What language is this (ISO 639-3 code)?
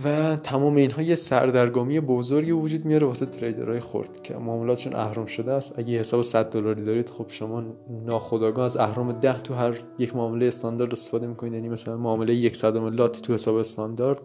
fas